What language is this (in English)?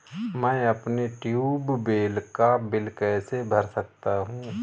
Hindi